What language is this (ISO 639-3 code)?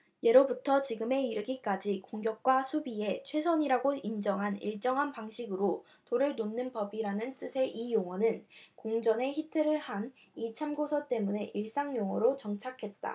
kor